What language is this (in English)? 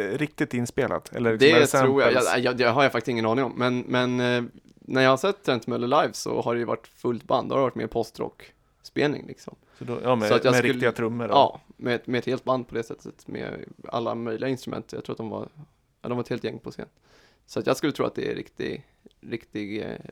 Swedish